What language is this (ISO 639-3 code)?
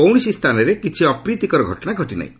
ori